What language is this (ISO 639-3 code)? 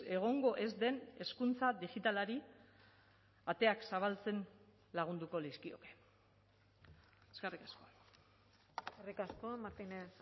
eus